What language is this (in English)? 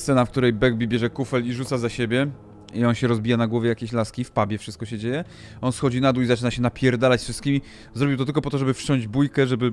Polish